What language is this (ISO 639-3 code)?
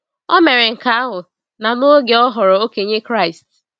ibo